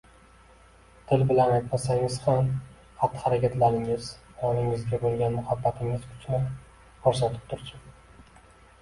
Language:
Uzbek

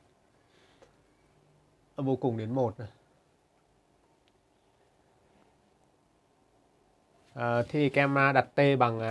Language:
Vietnamese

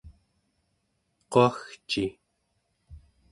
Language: Central Yupik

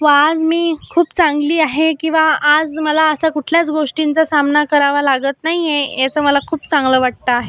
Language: Marathi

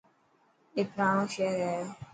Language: Dhatki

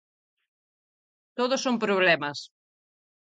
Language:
Galician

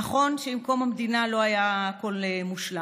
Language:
Hebrew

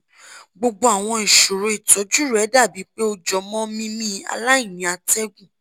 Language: Yoruba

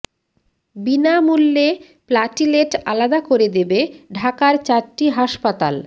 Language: Bangla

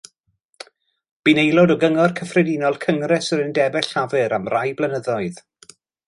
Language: Welsh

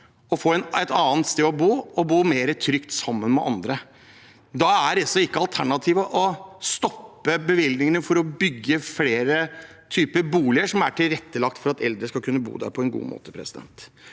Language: Norwegian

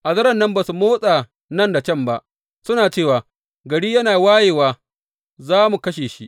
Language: Hausa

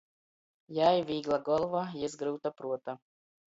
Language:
Latgalian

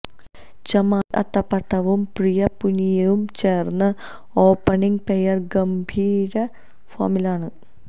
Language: Malayalam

